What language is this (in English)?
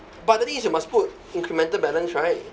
English